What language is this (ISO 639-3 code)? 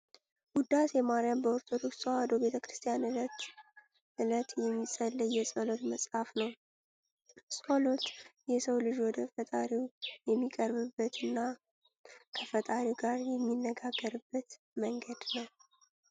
amh